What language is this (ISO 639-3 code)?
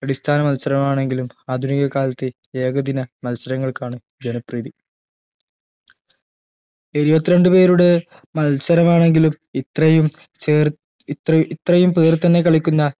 mal